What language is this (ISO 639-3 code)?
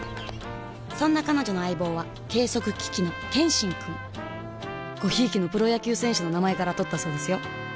jpn